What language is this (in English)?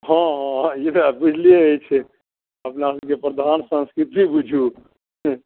Maithili